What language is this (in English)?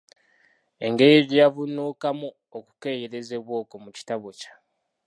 Ganda